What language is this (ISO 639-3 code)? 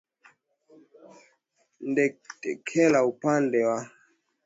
swa